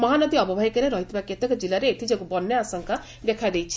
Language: Odia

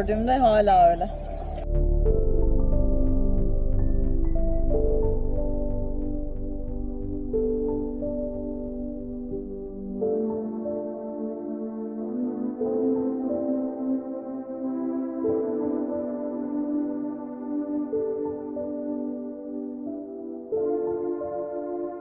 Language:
Turkish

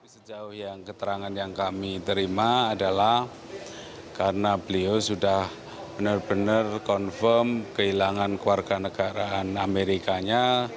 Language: Indonesian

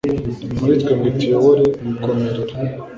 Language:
Kinyarwanda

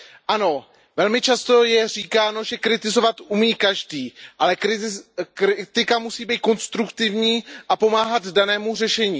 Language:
Czech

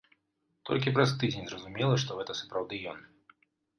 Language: Belarusian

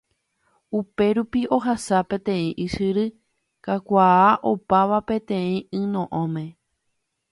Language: Guarani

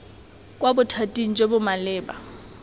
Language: Tswana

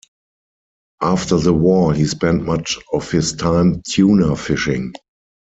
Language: English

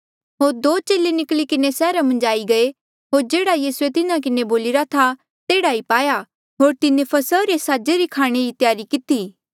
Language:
Mandeali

